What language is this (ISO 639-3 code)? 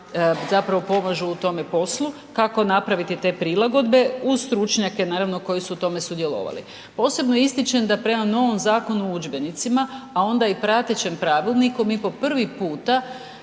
hrv